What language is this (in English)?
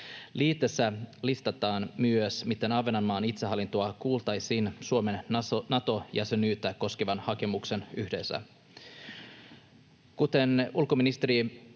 Finnish